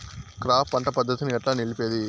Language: Telugu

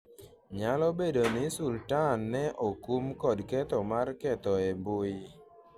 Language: Luo (Kenya and Tanzania)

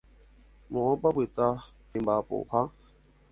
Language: Guarani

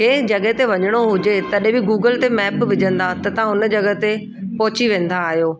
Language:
Sindhi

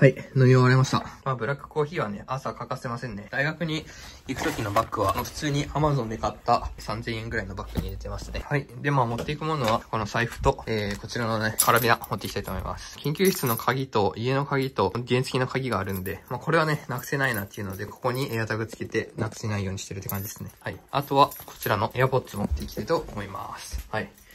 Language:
Japanese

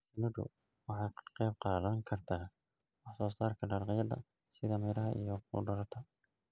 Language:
Somali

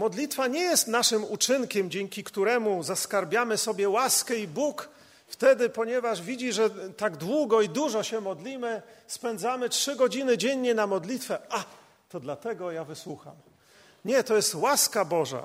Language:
Polish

